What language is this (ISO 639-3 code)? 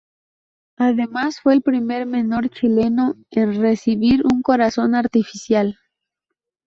spa